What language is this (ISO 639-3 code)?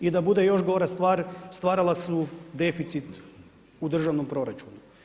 hrv